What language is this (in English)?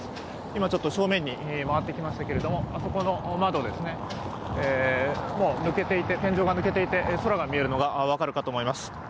Japanese